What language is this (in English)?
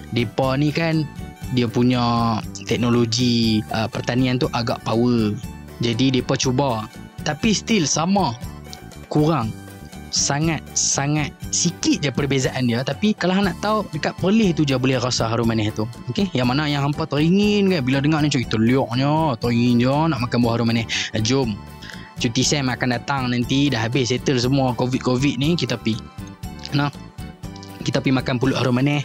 Malay